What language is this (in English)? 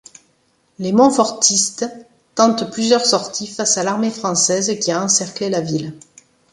French